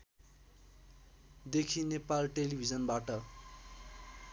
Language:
Nepali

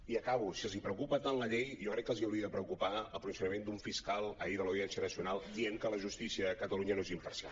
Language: Catalan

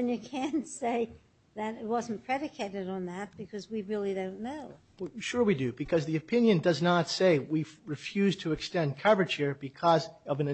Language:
English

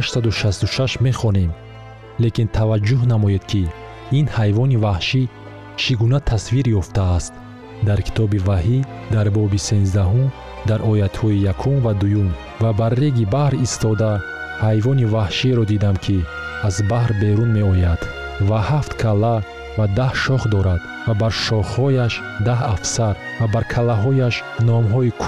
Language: Persian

